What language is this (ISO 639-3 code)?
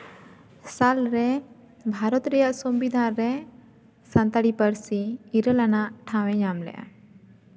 sat